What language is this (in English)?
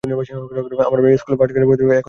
Bangla